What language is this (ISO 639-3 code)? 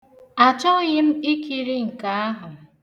ibo